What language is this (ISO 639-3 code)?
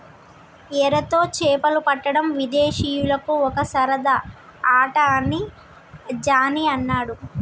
tel